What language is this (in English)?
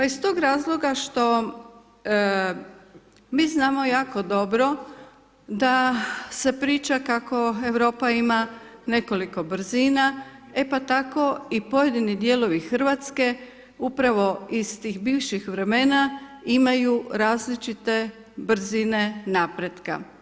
Croatian